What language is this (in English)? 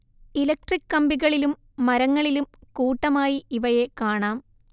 Malayalam